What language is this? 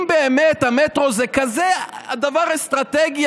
Hebrew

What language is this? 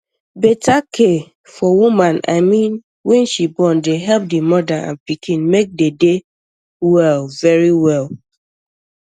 Nigerian Pidgin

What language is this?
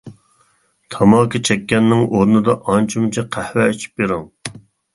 Uyghur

